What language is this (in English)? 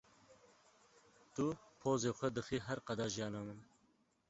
Kurdish